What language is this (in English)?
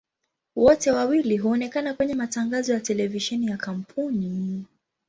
Swahili